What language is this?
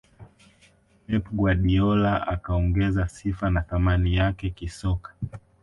Swahili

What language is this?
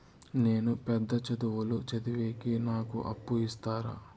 Telugu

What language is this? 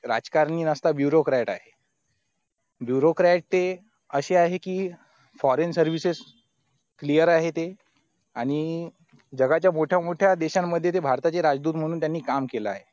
Marathi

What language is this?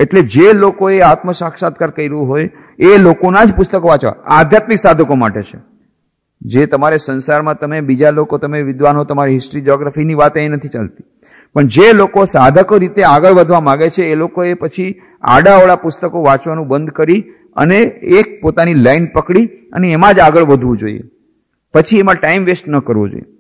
Hindi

